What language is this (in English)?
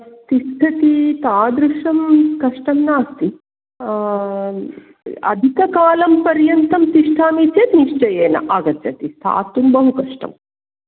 Sanskrit